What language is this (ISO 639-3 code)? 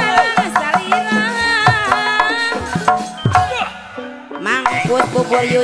ind